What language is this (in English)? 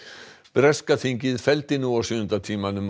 Icelandic